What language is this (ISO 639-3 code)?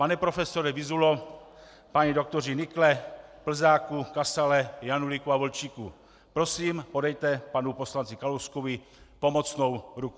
ces